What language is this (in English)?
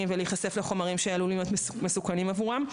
Hebrew